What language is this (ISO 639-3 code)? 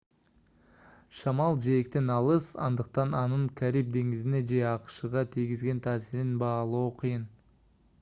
kir